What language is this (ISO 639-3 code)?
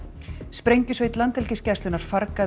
isl